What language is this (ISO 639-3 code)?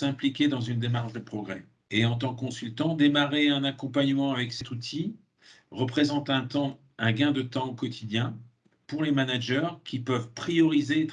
fra